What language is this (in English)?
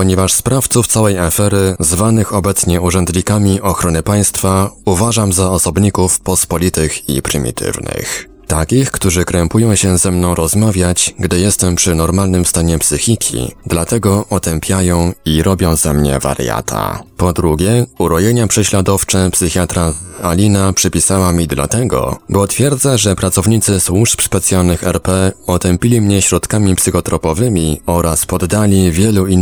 Polish